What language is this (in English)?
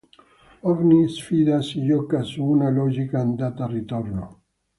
Italian